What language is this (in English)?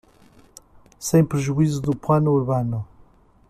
Portuguese